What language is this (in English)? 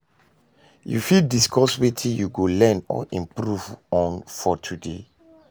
Nigerian Pidgin